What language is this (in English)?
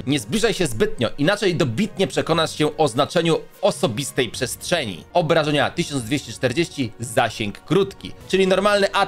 Polish